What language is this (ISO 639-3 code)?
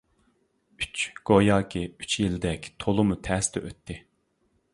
uig